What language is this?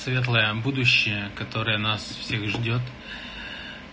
Russian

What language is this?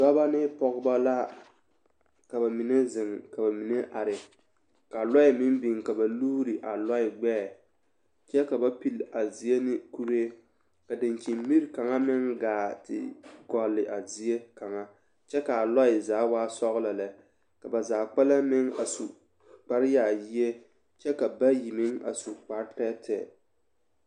Southern Dagaare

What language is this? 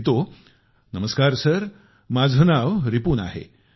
Marathi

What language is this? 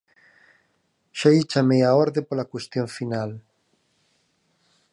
Galician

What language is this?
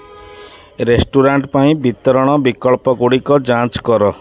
Odia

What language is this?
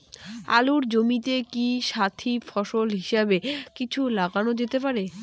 Bangla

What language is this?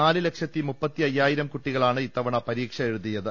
Malayalam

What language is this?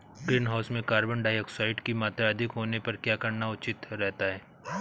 Hindi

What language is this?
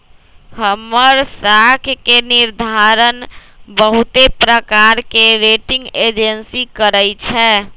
Magahi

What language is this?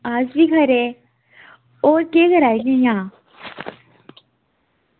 Dogri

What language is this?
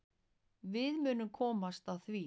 Icelandic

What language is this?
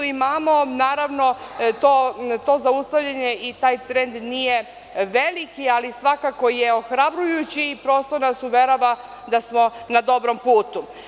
Serbian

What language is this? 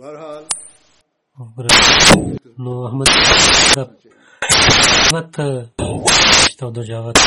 Bulgarian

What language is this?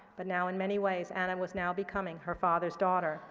English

